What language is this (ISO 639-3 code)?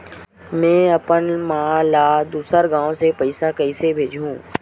hne